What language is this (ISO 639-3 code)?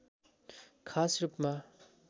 nep